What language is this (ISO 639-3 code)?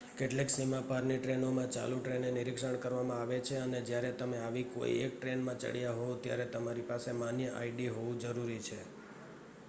guj